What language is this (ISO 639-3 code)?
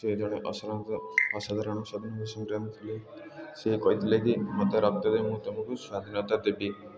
ori